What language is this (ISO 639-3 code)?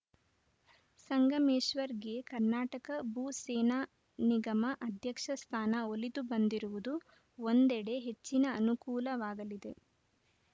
kan